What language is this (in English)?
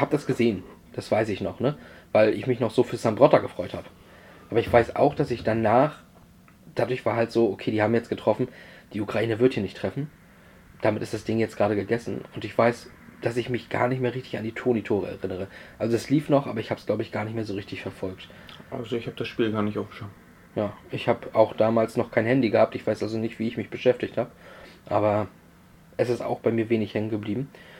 German